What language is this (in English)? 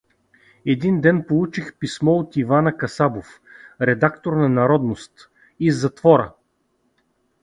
Bulgarian